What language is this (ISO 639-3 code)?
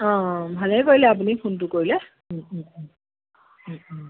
asm